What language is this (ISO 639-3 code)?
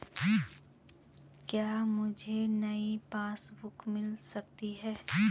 hin